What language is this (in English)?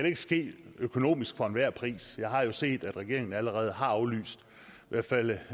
Danish